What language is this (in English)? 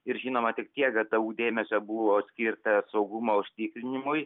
Lithuanian